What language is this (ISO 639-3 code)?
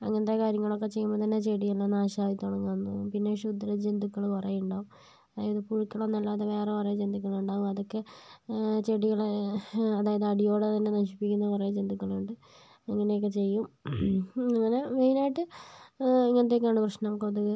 mal